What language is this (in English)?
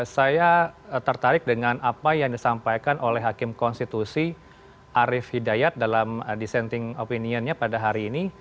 Indonesian